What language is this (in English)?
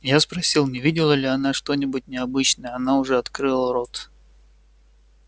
Russian